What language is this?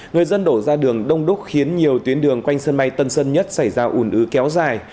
Vietnamese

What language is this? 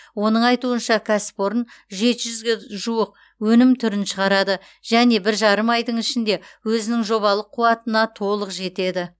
Kazakh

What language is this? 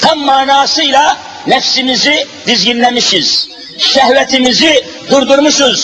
Turkish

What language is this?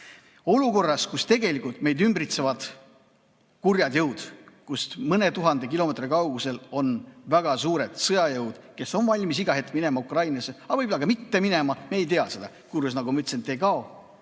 Estonian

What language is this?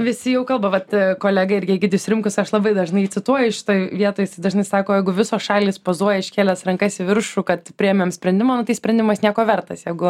Lithuanian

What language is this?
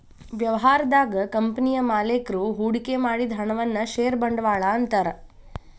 Kannada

